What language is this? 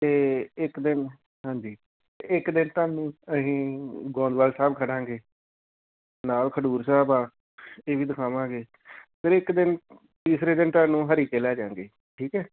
Punjabi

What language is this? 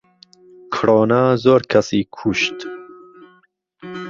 Central Kurdish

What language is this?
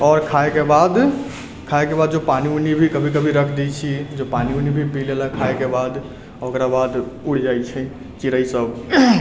Maithili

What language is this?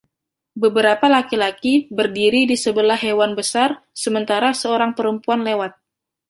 Indonesian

